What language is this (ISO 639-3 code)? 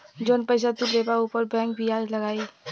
bho